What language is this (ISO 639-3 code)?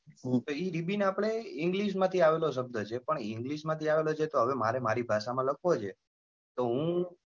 guj